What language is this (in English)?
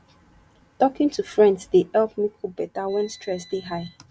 Nigerian Pidgin